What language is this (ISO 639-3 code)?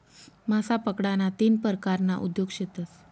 mar